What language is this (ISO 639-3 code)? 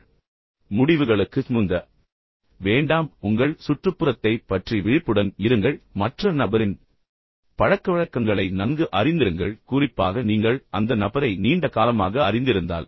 tam